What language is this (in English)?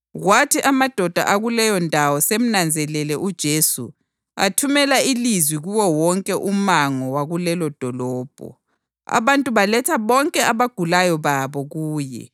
North Ndebele